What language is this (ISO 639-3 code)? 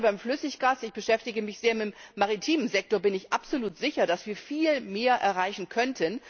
deu